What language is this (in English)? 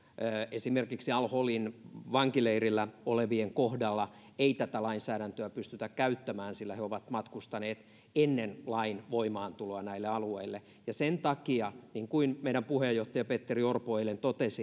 Finnish